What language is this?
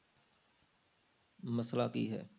Punjabi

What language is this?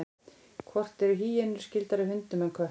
Icelandic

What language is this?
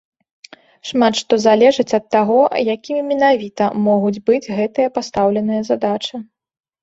Belarusian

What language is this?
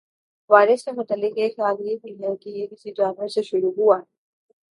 Urdu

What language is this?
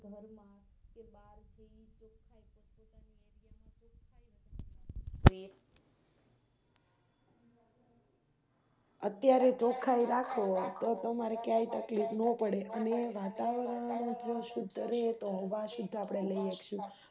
Gujarati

